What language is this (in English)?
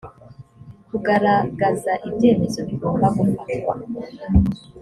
Kinyarwanda